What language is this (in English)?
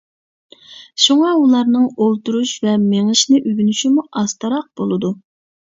Uyghur